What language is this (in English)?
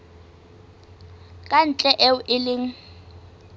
Southern Sotho